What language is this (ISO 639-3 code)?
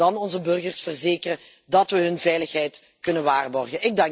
nld